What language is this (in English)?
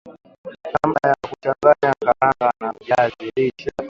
Swahili